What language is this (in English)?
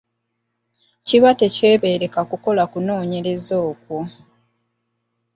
Ganda